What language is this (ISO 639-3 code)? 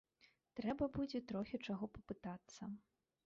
bel